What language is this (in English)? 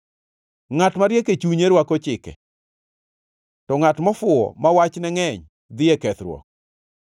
Luo (Kenya and Tanzania)